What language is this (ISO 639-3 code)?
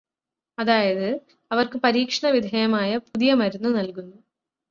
mal